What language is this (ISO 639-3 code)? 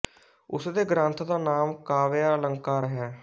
pan